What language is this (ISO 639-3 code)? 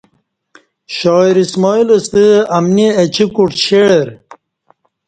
bsh